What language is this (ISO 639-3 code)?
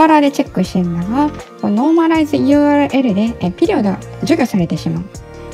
jpn